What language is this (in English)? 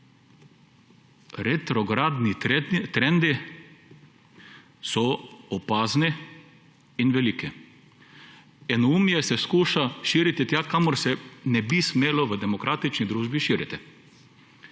Slovenian